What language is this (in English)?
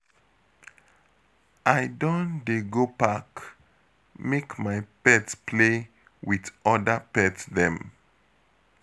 Nigerian Pidgin